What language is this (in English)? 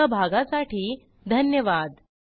Marathi